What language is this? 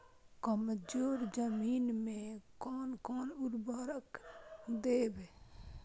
Maithili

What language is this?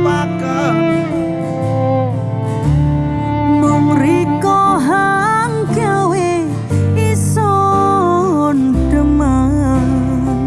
Indonesian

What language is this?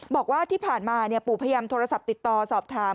Thai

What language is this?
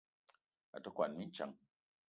Eton (Cameroon)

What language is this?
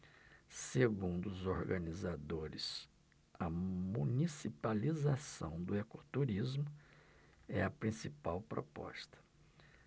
Portuguese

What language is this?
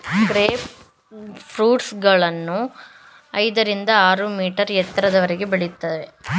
Kannada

